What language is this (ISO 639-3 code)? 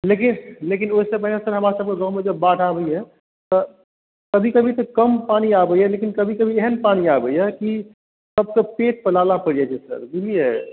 mai